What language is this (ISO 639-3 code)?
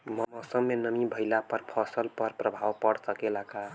bho